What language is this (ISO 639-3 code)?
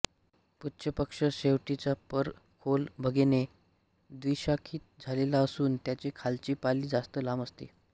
mar